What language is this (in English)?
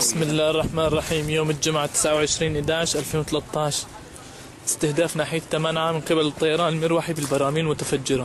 Arabic